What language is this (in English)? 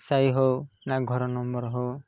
Odia